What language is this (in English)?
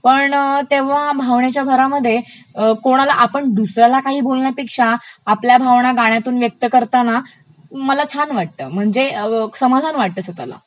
Marathi